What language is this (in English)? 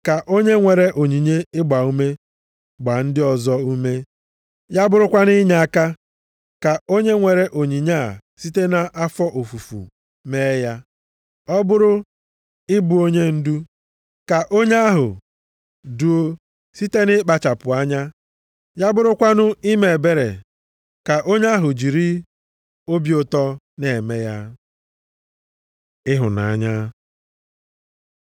Igbo